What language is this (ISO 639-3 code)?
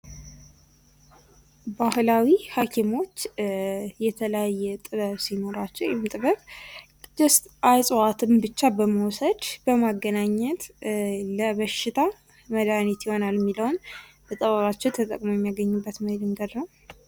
amh